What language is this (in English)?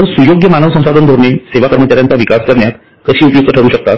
Marathi